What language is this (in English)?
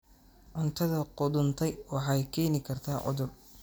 Somali